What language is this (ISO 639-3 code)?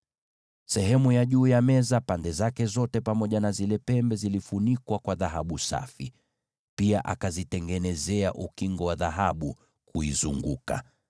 swa